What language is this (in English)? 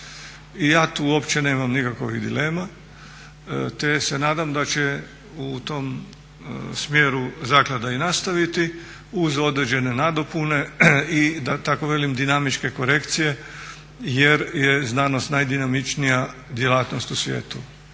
Croatian